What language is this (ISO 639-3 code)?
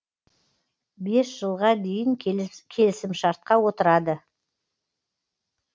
kaz